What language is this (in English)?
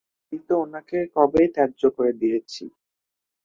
Bangla